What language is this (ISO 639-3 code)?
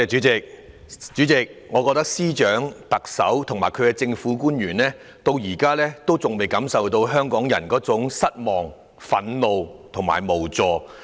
yue